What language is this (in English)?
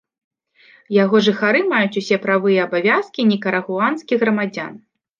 Belarusian